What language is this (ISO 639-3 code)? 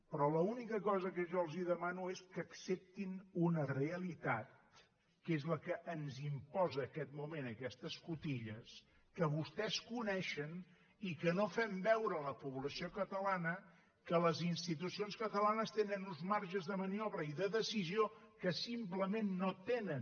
cat